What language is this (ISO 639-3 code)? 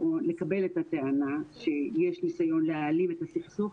heb